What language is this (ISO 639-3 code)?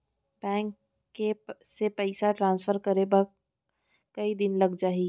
hne